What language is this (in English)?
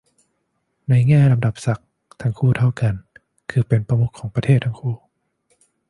Thai